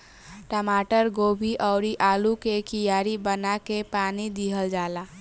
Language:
Bhojpuri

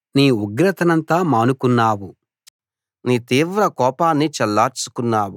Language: Telugu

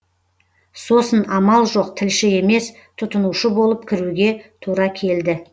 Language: Kazakh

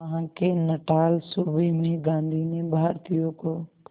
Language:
Hindi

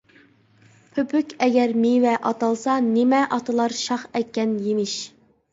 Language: Uyghur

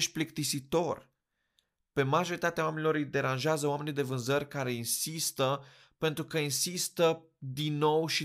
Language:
Romanian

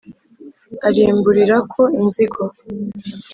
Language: Kinyarwanda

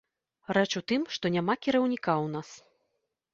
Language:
Belarusian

